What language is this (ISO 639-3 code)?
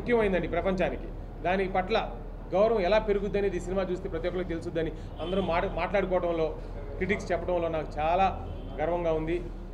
tel